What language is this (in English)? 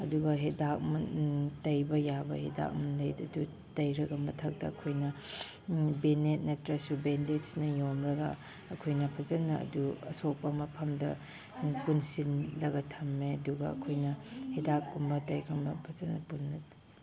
Manipuri